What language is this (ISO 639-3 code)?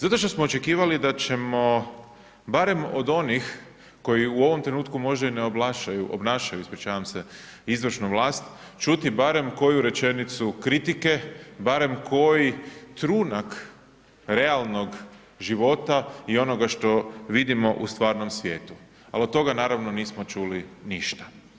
hrv